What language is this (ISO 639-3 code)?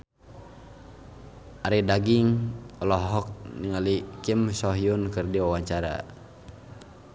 sun